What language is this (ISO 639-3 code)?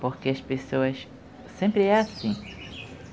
por